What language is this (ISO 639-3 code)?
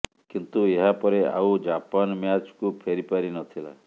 ori